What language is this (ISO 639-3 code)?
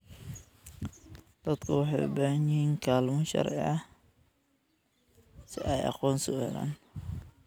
som